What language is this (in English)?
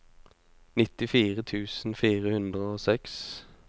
Norwegian